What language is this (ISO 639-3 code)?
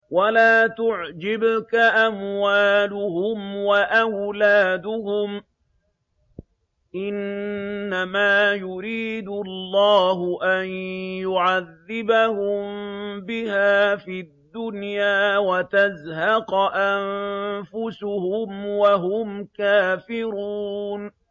ara